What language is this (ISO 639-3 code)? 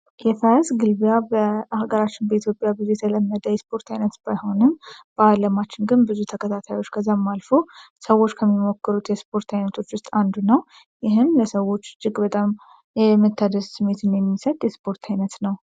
amh